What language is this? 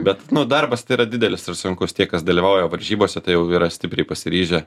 Lithuanian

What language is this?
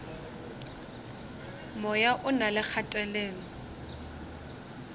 Northern Sotho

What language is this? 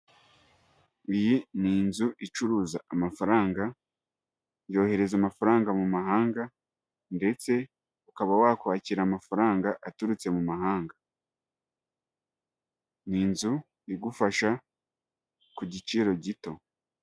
Kinyarwanda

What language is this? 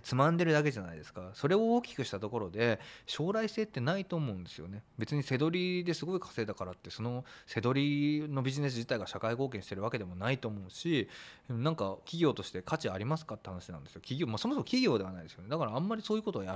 Japanese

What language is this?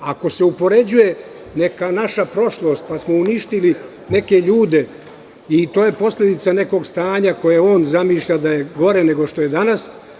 Serbian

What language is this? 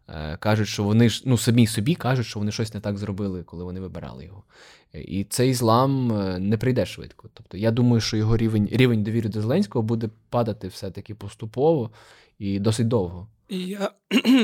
Ukrainian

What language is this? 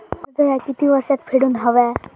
Marathi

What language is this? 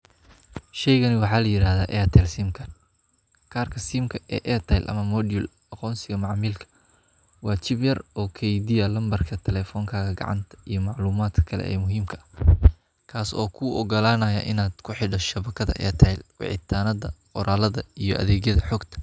Somali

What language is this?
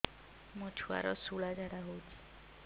Odia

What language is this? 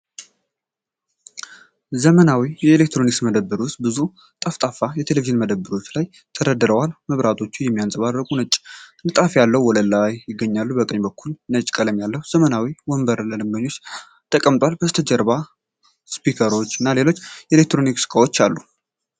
Amharic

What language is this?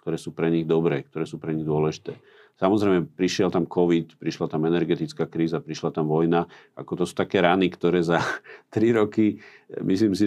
Slovak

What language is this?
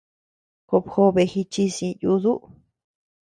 Tepeuxila Cuicatec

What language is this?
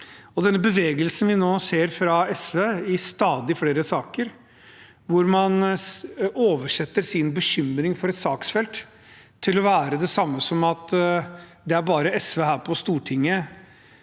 Norwegian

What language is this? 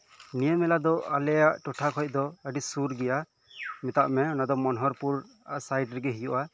Santali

